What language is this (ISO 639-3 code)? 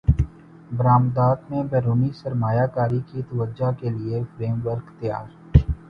urd